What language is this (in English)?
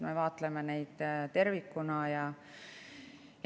Estonian